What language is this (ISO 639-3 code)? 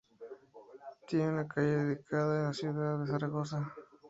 spa